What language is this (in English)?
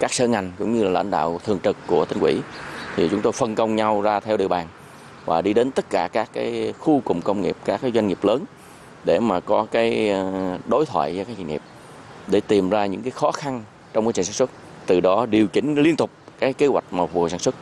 Vietnamese